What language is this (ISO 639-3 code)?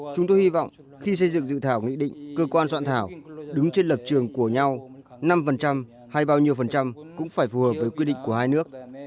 vie